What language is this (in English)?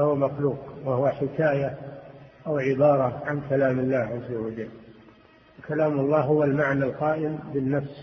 Arabic